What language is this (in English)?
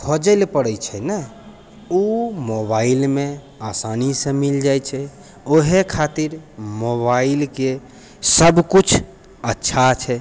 Maithili